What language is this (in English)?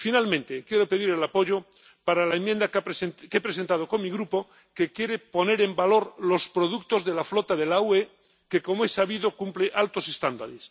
Spanish